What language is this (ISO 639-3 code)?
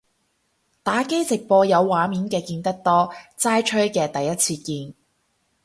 yue